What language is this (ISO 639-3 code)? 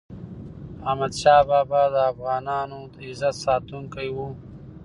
pus